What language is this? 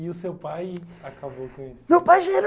Portuguese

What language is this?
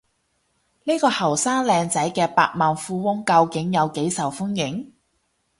Cantonese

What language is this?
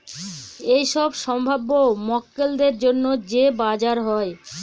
Bangla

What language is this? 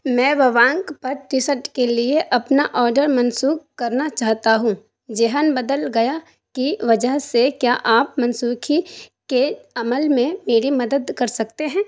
Urdu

